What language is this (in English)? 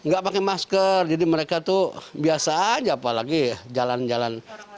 Indonesian